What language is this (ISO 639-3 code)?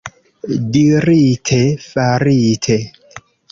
epo